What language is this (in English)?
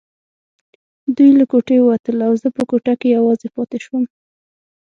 Pashto